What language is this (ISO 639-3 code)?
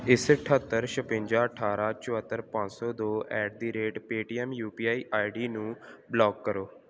pan